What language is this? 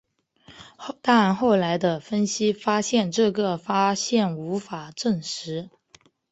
Chinese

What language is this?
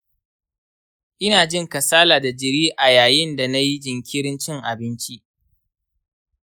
Hausa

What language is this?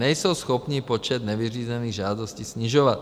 Czech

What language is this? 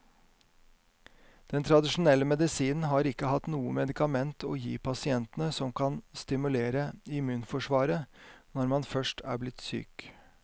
Norwegian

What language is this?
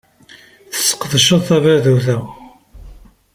Kabyle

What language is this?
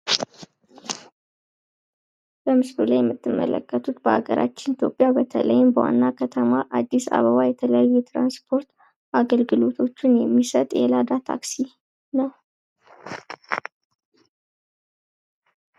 Amharic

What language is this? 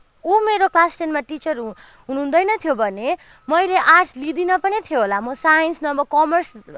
Nepali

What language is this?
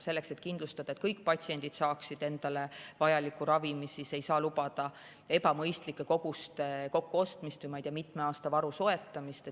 Estonian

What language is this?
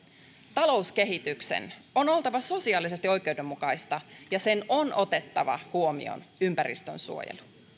Finnish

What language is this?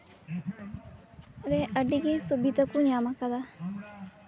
Santali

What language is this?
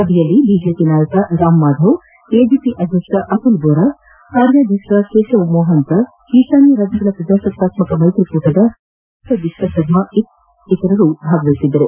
Kannada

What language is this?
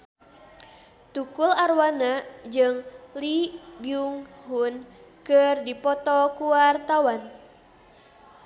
Sundanese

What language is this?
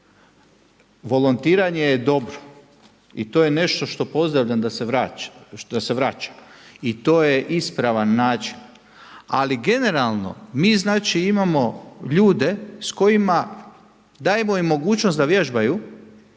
Croatian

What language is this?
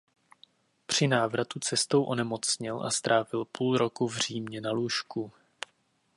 Czech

